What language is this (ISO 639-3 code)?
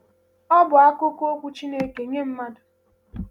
ibo